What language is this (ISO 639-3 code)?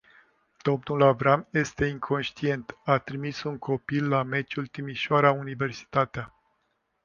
ron